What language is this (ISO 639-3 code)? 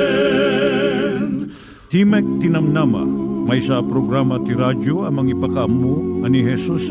fil